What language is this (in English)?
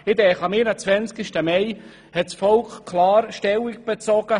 Swiss German